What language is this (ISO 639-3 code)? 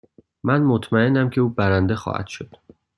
fas